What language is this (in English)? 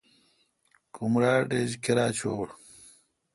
Kalkoti